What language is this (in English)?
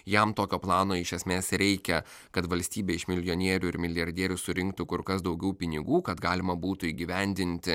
Lithuanian